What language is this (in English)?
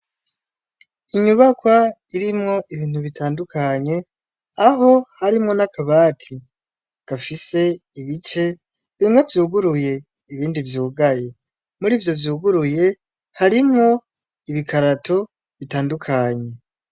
Rundi